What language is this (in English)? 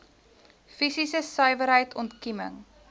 Afrikaans